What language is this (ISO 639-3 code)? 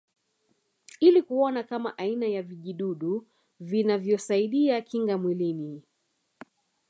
swa